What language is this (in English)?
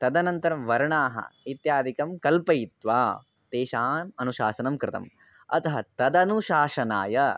Sanskrit